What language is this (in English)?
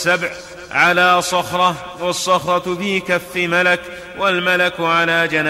Arabic